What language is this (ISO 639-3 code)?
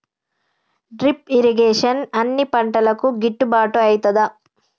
tel